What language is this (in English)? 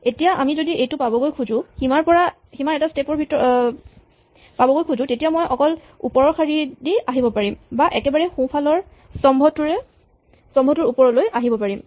Assamese